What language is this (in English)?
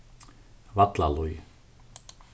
Faroese